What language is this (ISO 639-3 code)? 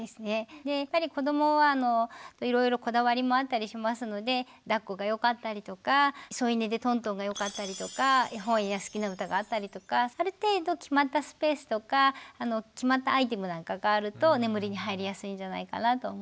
jpn